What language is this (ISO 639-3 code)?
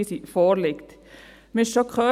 gsw